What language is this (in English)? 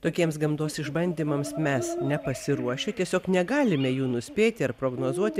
Lithuanian